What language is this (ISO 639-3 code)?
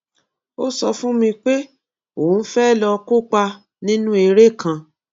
yor